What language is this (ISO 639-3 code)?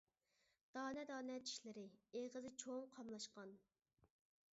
uig